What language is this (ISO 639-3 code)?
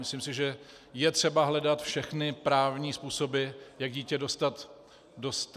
ces